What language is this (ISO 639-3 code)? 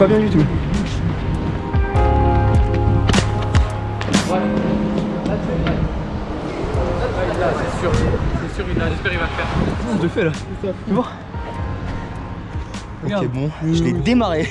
fra